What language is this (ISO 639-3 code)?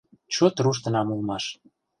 chm